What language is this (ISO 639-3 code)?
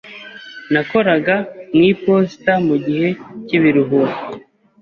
kin